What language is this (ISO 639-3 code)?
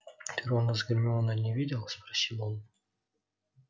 rus